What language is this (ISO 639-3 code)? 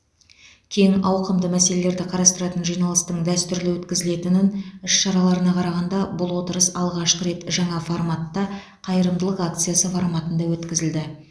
kaz